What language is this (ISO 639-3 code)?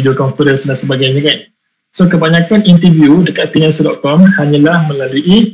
msa